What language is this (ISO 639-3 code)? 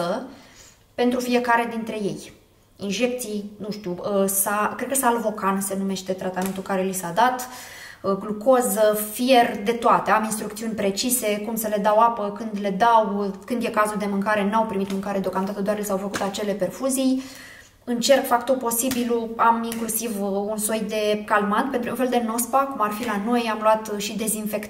ron